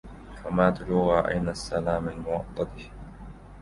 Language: Arabic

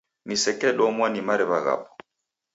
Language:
Taita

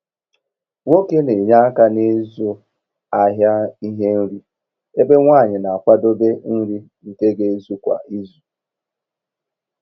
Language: Igbo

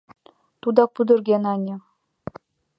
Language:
Mari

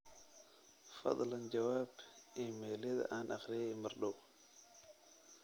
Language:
Somali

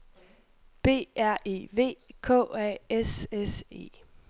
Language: Danish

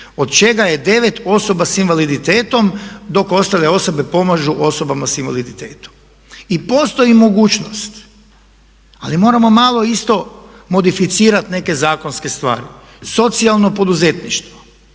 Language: Croatian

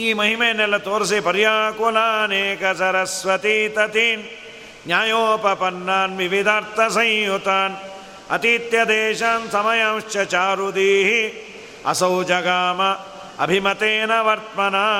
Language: Kannada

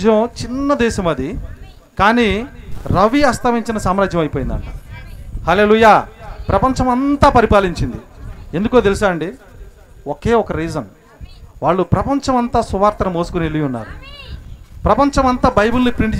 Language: Telugu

